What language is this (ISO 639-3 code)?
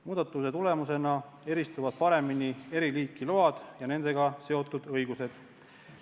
est